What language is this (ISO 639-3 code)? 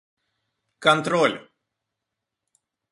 rus